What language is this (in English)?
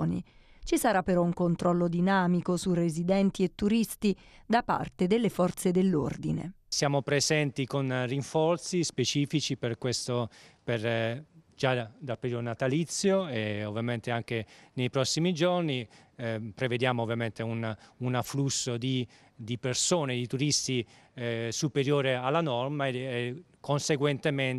Italian